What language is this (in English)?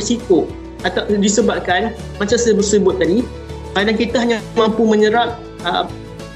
Malay